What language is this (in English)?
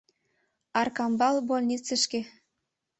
Mari